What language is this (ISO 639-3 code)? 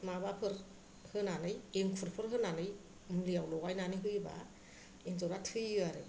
brx